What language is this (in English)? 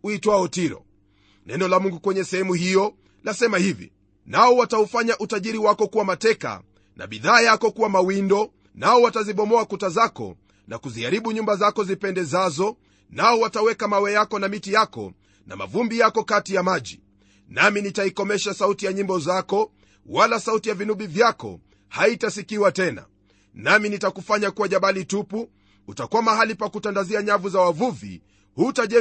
Swahili